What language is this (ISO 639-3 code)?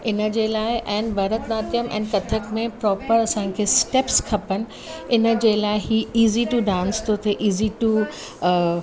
snd